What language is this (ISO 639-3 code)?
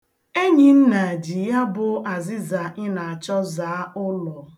ibo